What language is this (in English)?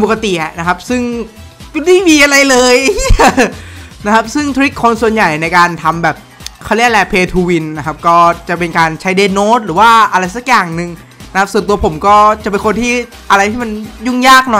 Thai